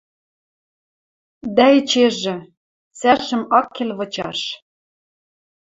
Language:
Western Mari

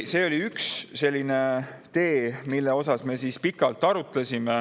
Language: Estonian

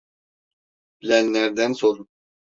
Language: Turkish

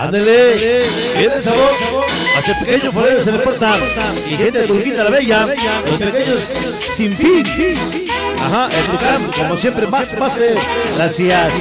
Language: Spanish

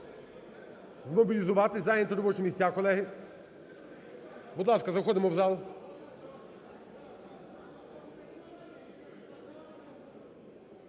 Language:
Ukrainian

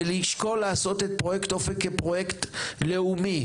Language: Hebrew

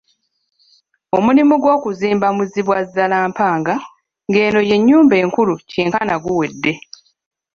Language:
Ganda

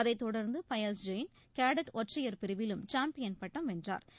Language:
Tamil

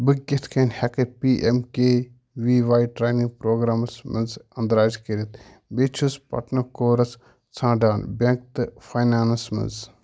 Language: Kashmiri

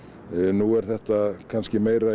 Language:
Icelandic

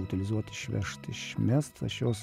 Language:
Lithuanian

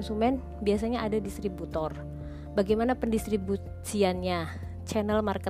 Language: Indonesian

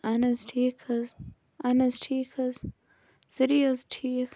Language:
Kashmiri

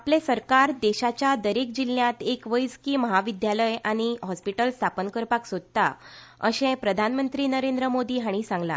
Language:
Konkani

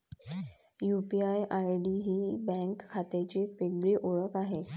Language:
Marathi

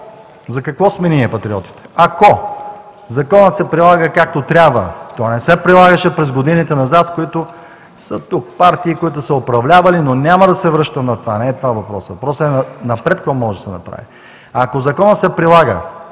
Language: Bulgarian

